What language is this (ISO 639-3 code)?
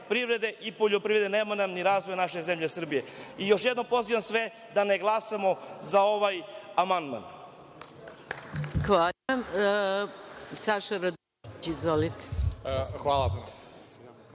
srp